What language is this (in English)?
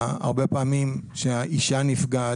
Hebrew